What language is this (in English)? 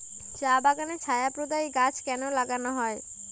Bangla